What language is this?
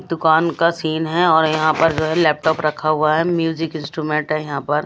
Hindi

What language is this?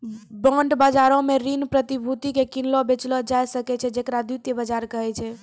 Maithili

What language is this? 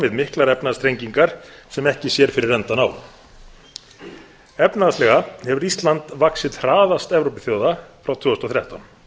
Icelandic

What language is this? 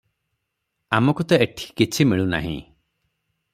Odia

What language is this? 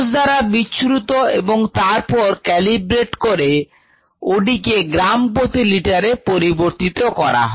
Bangla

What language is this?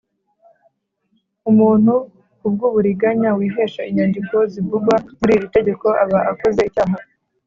Kinyarwanda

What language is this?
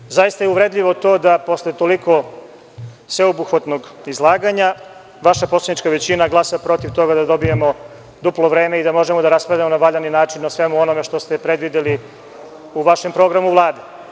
Serbian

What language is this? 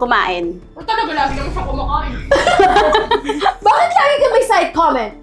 Filipino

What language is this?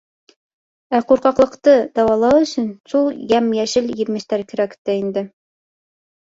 Bashkir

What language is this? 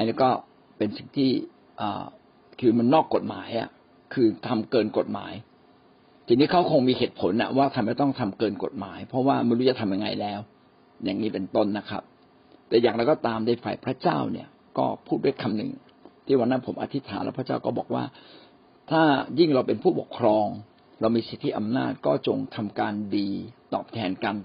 Thai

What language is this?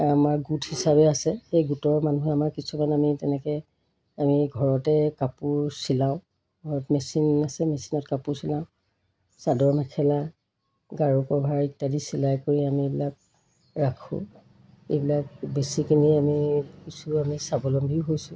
Assamese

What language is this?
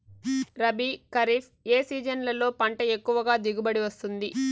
Telugu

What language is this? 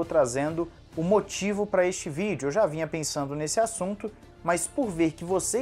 Portuguese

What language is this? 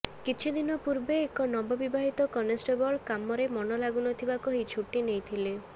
Odia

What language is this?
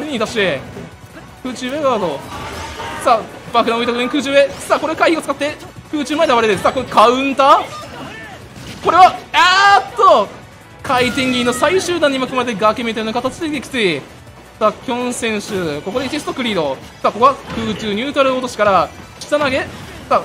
Japanese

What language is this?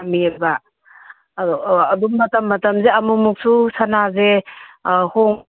Manipuri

